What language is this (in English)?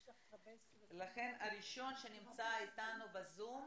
Hebrew